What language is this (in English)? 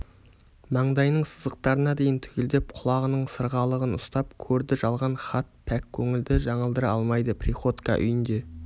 Kazakh